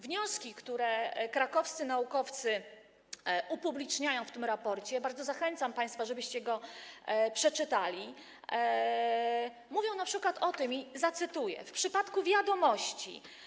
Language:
Polish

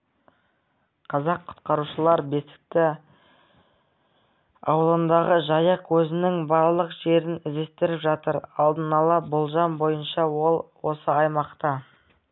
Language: Kazakh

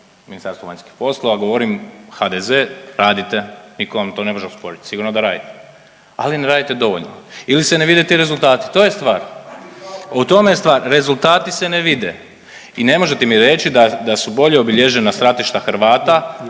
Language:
Croatian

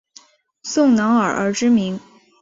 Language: Chinese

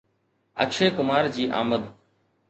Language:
Sindhi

